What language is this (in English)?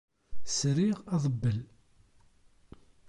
Kabyle